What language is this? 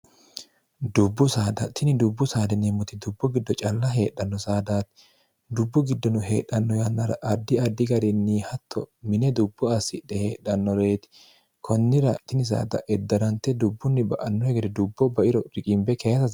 Sidamo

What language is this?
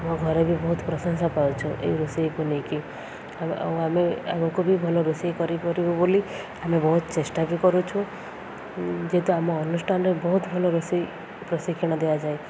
Odia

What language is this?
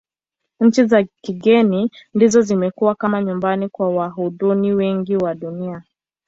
Swahili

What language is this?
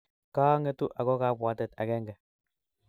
Kalenjin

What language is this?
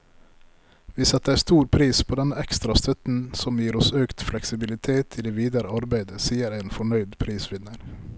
Norwegian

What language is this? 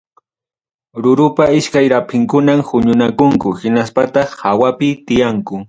Ayacucho Quechua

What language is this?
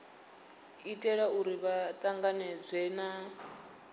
Venda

